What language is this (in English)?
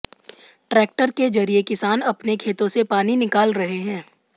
Hindi